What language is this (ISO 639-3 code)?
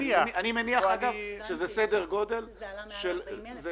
heb